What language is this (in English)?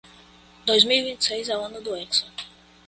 Portuguese